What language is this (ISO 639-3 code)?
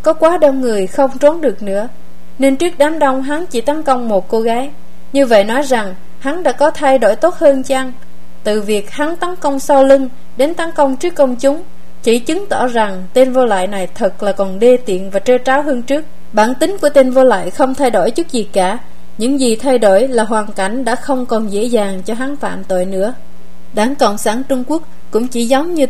vie